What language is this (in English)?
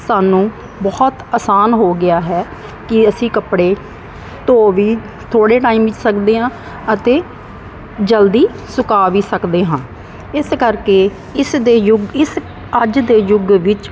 Punjabi